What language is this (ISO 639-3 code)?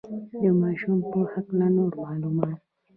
pus